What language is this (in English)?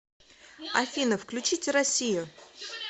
Russian